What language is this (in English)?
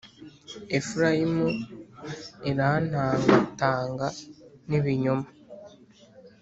Kinyarwanda